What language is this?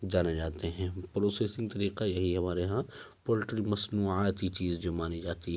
Urdu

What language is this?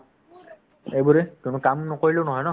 Assamese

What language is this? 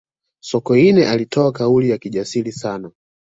Swahili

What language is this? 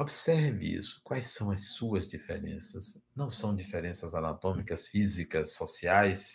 Portuguese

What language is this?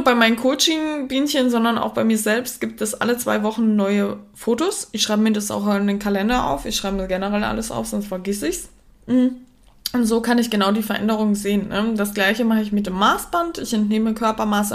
German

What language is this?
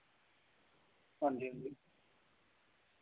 Dogri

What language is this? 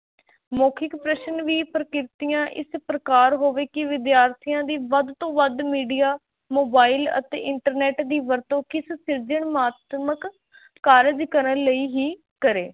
Punjabi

